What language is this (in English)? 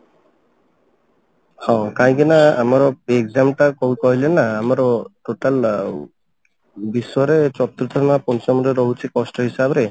Odia